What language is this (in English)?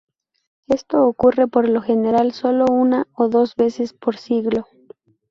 Spanish